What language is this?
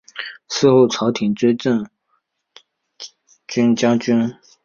Chinese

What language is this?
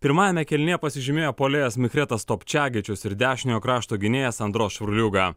Lithuanian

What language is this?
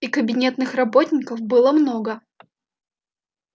Russian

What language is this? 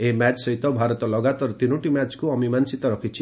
Odia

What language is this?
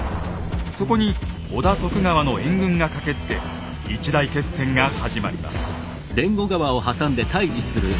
Japanese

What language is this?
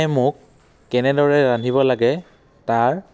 Assamese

